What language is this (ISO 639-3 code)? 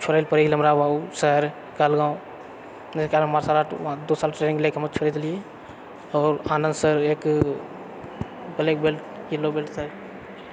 mai